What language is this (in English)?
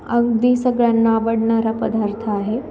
Marathi